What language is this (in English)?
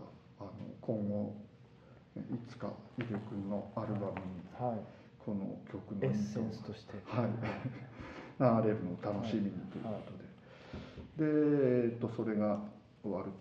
Japanese